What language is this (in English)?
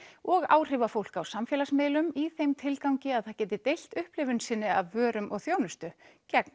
Icelandic